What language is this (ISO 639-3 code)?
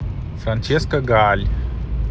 rus